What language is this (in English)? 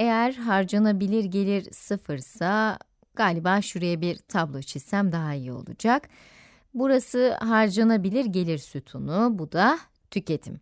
Turkish